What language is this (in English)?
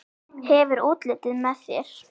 Icelandic